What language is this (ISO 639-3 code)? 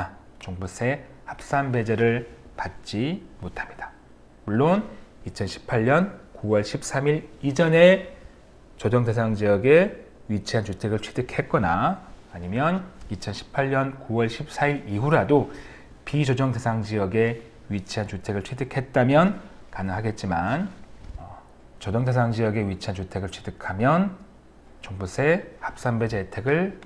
kor